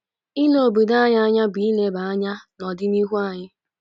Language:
Igbo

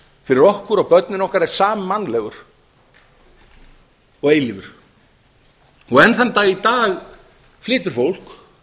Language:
Icelandic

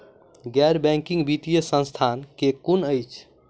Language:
Maithili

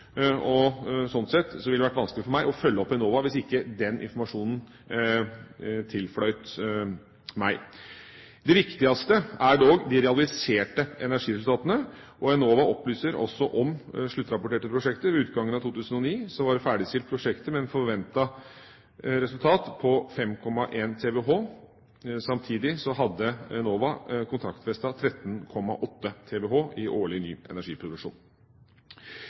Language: Norwegian Bokmål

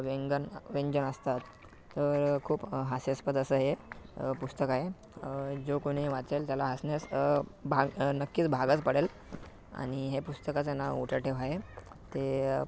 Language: Marathi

